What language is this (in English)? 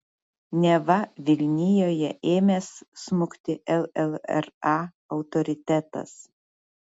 Lithuanian